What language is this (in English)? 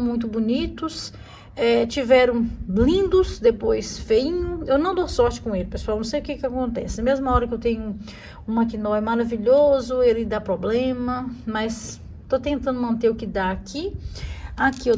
Portuguese